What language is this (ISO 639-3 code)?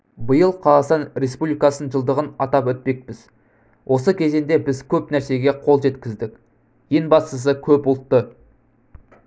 kaz